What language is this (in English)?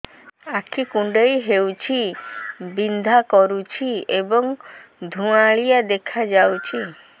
Odia